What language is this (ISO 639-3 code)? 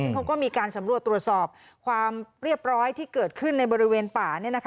tha